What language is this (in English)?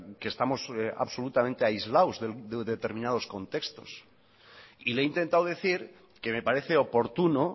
Spanish